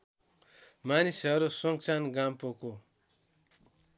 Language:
Nepali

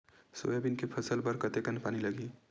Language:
Chhattisgarhi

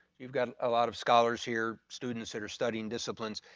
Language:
English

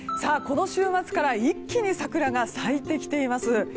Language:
Japanese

